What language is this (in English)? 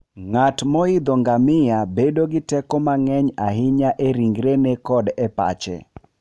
Luo (Kenya and Tanzania)